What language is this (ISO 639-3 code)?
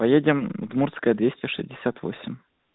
rus